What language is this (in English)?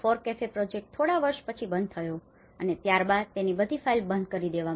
Gujarati